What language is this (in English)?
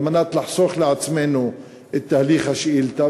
Hebrew